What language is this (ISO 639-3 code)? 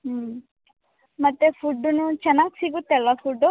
kan